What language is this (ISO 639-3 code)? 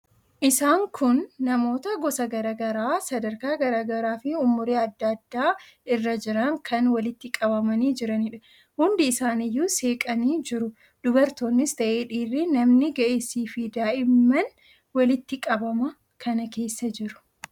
orm